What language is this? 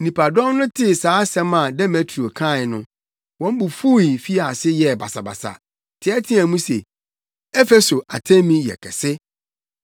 Akan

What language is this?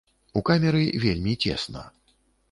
Belarusian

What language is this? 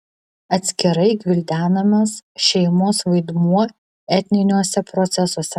Lithuanian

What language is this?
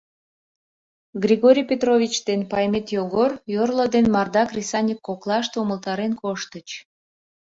Mari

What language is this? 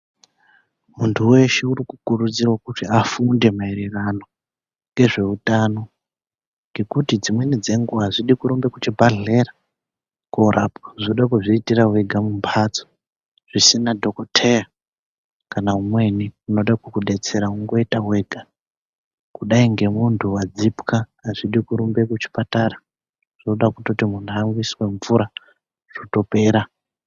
Ndau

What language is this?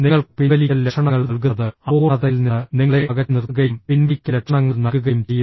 Malayalam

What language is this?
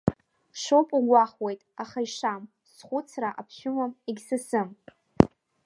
Abkhazian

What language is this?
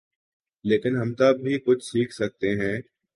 Urdu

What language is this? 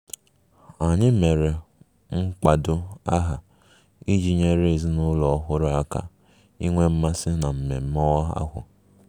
Igbo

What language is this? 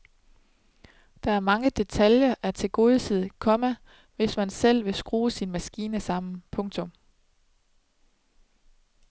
Danish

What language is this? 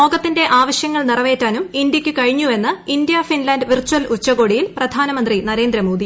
Malayalam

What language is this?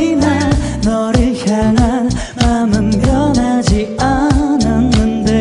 Korean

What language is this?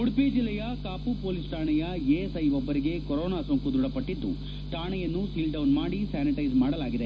Kannada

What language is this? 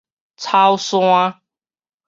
Min Nan Chinese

